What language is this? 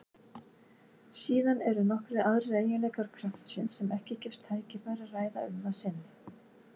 Icelandic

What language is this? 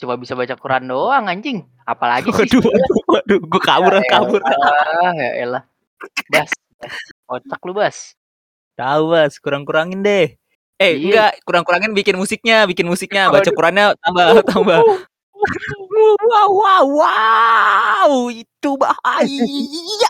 Indonesian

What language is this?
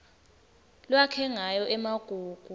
Swati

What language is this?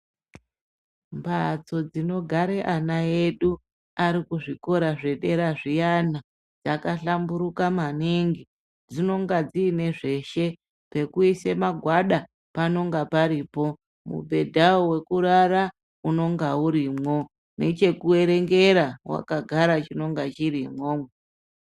Ndau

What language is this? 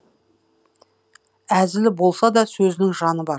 Kazakh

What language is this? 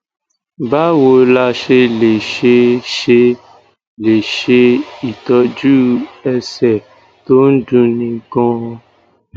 Yoruba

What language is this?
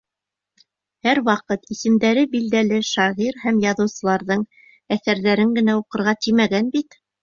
Bashkir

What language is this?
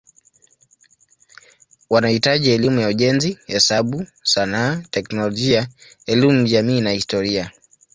Swahili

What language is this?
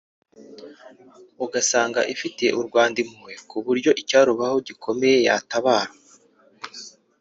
Kinyarwanda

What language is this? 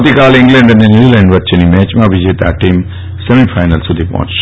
Gujarati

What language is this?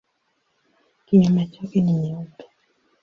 Swahili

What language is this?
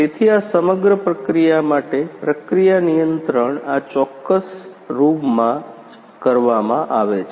Gujarati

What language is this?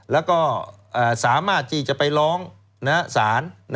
Thai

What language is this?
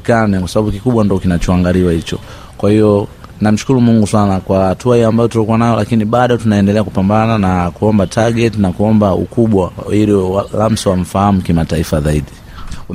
Swahili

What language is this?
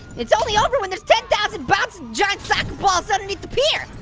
English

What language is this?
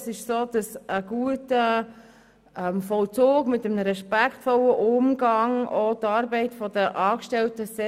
Swiss German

